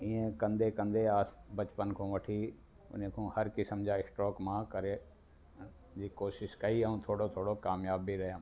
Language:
Sindhi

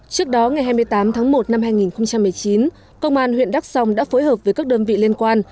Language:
Vietnamese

